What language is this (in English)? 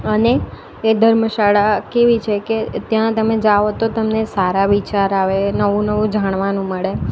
Gujarati